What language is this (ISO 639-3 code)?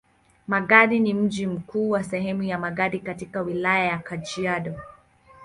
swa